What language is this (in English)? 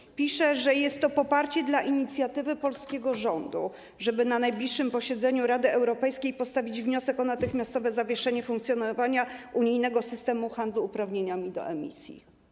Polish